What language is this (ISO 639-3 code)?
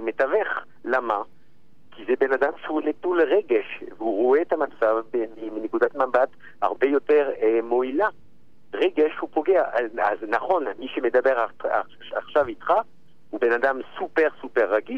heb